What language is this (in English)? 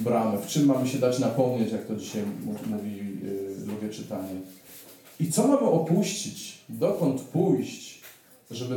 Polish